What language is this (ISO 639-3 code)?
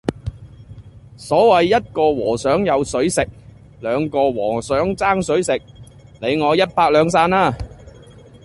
yue